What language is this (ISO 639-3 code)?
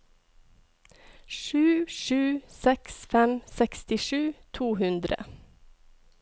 nor